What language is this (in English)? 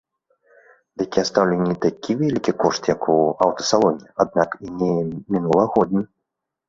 Belarusian